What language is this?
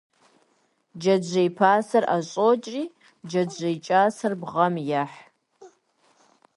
Kabardian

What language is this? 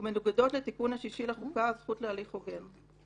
Hebrew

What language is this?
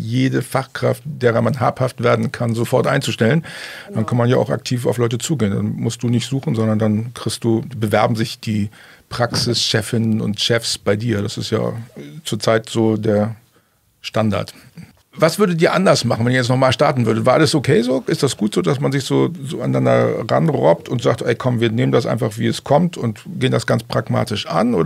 German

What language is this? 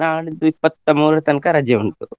Kannada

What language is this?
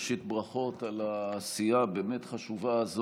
Hebrew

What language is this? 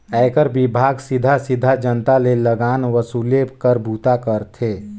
Chhattisgarhi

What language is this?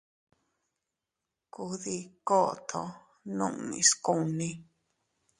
Teutila Cuicatec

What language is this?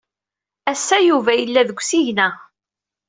Kabyle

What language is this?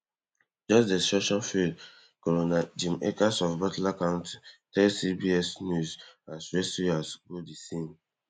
Nigerian Pidgin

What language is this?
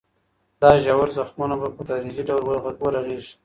Pashto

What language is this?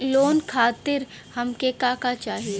Bhojpuri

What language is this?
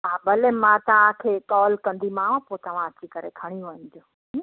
Sindhi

